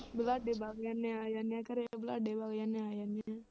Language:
Punjabi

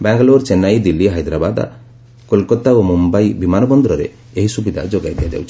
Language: Odia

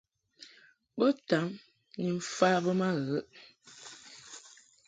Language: Mungaka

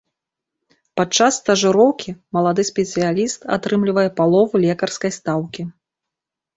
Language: Belarusian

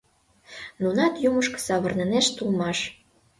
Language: Mari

